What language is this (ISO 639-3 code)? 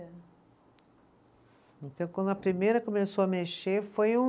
por